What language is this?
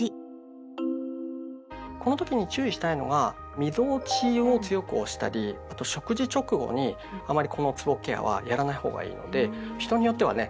Japanese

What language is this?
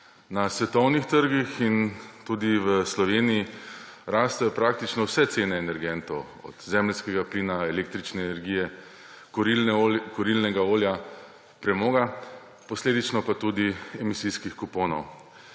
Slovenian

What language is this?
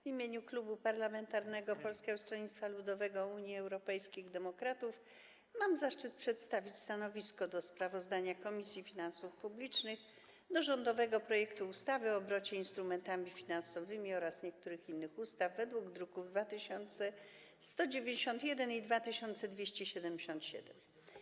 Polish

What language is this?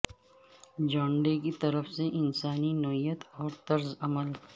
Urdu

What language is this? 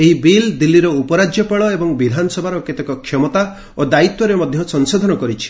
Odia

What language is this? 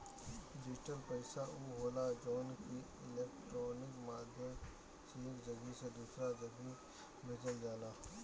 Bhojpuri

